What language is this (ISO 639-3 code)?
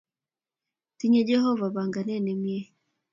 kln